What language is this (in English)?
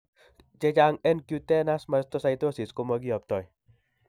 Kalenjin